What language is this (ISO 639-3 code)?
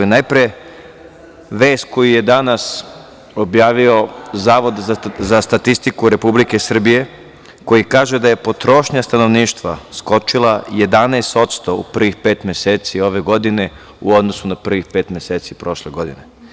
srp